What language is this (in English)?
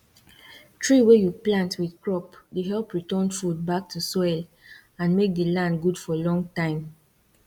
Nigerian Pidgin